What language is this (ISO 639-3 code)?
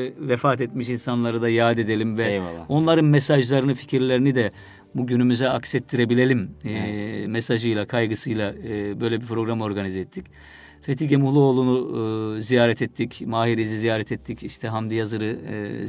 tur